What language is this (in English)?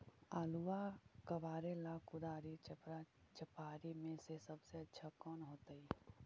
Magahi